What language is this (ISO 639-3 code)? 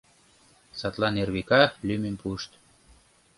chm